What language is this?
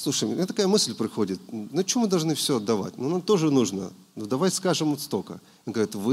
Russian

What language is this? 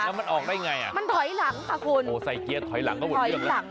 Thai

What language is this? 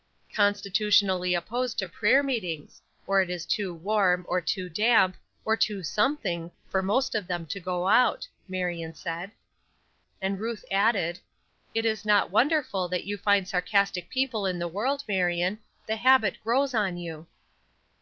English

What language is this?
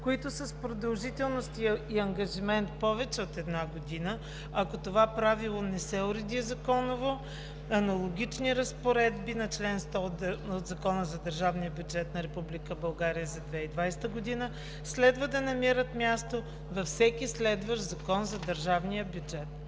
Bulgarian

